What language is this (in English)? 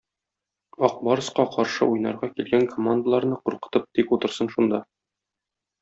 Tatar